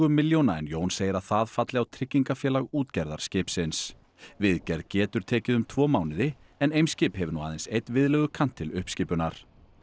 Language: Icelandic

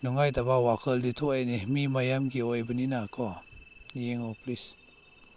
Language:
Manipuri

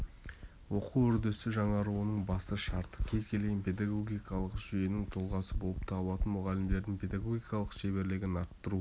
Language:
Kazakh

